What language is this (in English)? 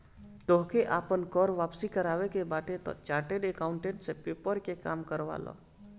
Bhojpuri